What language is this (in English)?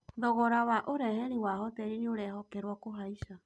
Kikuyu